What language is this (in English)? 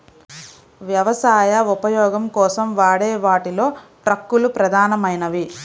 Telugu